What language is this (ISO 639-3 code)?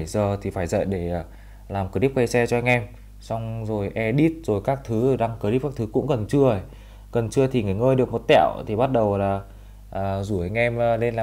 vie